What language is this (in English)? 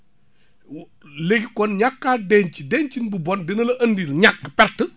Wolof